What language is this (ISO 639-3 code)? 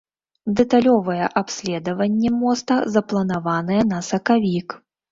bel